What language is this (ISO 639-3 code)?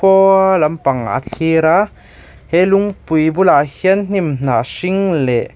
lus